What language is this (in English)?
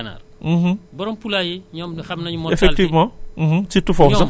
Wolof